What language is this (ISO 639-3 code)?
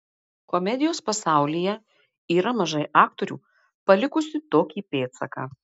lit